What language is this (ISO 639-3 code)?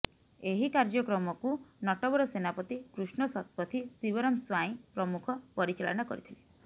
ori